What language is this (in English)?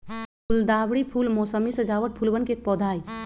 Magahi